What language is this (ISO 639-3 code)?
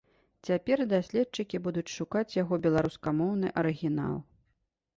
bel